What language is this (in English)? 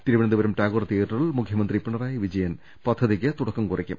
Malayalam